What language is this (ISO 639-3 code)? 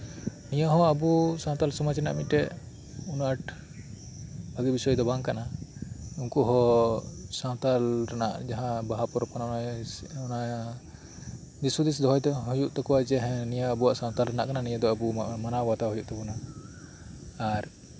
sat